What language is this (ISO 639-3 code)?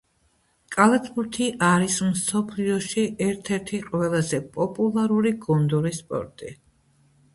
kat